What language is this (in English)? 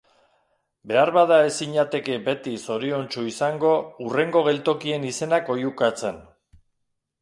Basque